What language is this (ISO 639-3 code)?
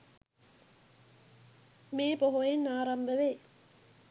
sin